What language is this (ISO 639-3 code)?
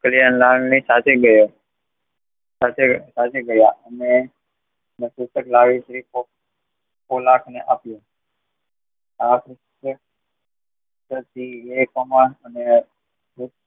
guj